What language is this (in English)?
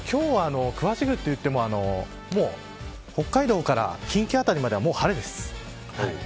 Japanese